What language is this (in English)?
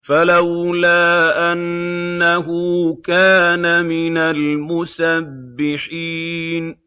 Arabic